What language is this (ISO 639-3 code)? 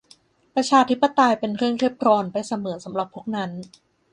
tha